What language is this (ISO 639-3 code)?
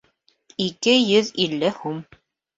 bak